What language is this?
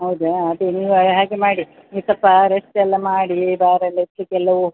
Kannada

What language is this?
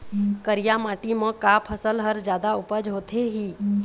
Chhattisgarhi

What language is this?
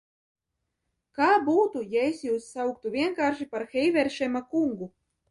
Latvian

